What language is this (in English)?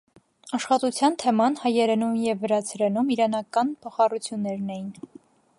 Armenian